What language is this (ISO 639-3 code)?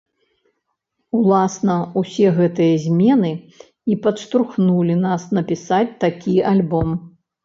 bel